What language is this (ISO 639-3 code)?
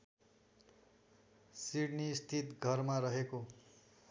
nep